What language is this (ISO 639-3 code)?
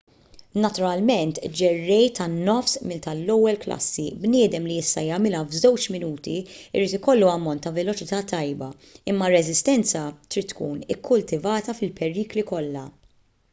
mlt